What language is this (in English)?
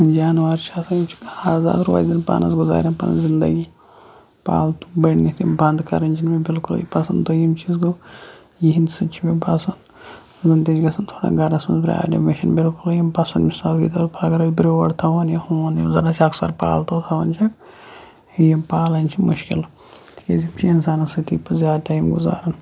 Kashmiri